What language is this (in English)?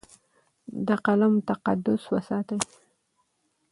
Pashto